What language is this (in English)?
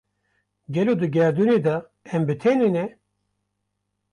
Kurdish